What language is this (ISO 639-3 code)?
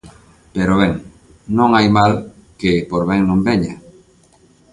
glg